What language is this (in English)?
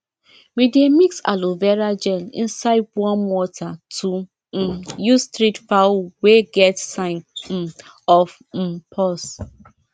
Nigerian Pidgin